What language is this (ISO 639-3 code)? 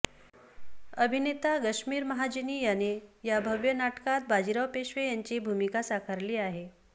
mar